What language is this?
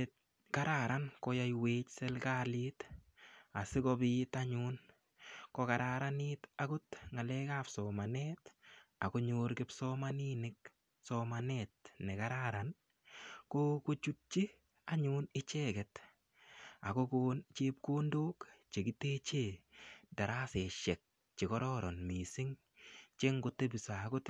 Kalenjin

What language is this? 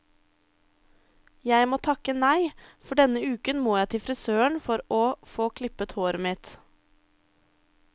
Norwegian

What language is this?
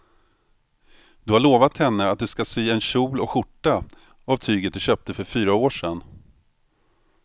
Swedish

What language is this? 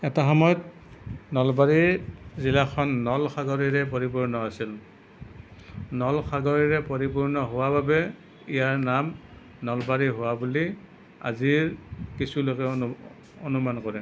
Assamese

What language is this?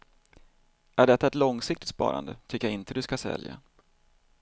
Swedish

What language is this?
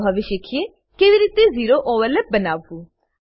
Gujarati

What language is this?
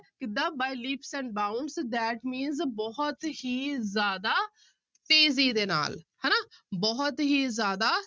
Punjabi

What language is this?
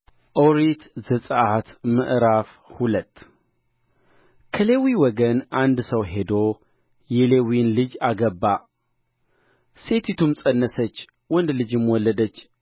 Amharic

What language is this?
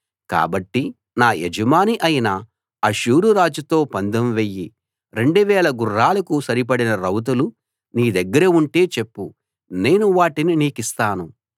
Telugu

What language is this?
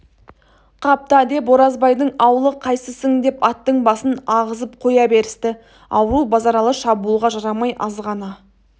Kazakh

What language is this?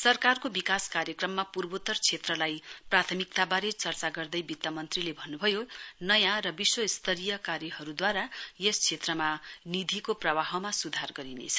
Nepali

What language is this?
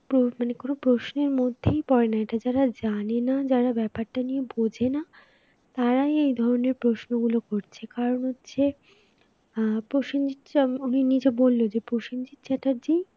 Bangla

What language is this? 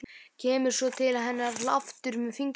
Icelandic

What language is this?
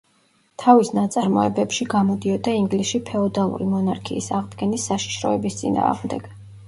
Georgian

